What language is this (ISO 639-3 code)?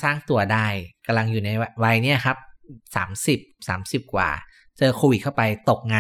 tha